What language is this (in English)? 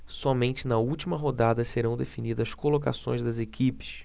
Portuguese